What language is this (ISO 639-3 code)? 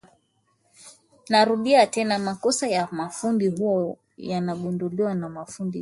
swa